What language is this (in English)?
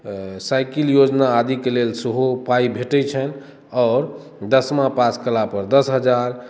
Maithili